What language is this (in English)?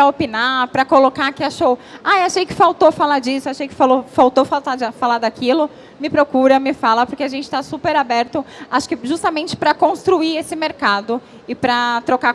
Portuguese